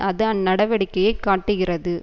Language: Tamil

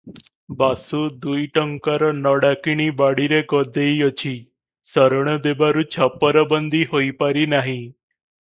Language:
Odia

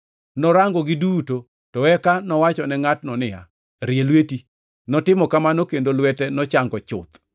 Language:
Luo (Kenya and Tanzania)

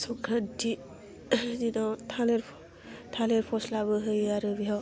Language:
Bodo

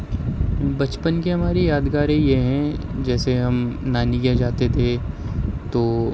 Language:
Urdu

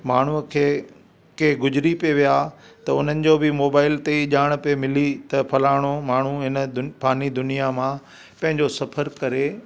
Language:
Sindhi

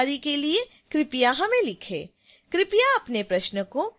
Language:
Hindi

